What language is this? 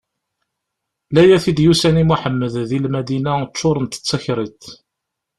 Kabyle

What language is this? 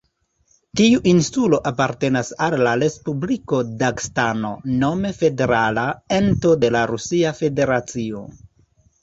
Esperanto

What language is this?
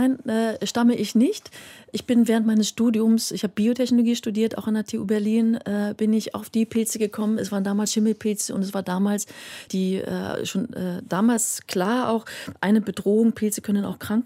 German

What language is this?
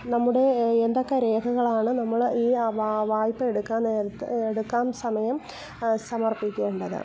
Malayalam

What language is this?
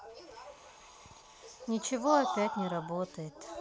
Russian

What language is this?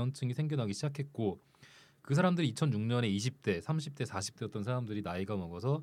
Korean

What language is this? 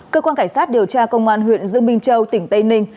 Vietnamese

